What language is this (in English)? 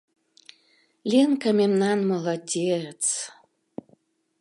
Mari